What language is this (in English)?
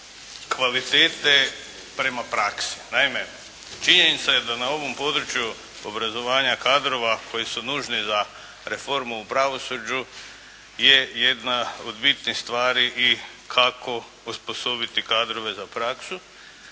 Croatian